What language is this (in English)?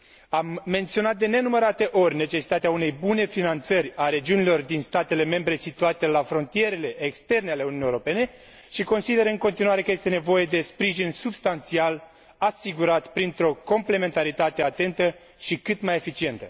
Romanian